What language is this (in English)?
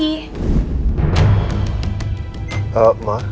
Indonesian